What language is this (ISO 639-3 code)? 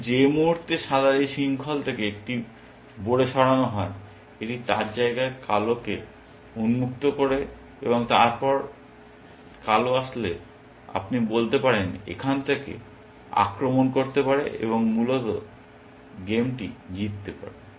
ben